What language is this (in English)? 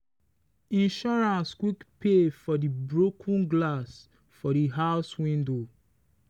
Nigerian Pidgin